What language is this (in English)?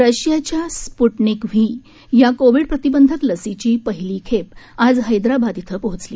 Marathi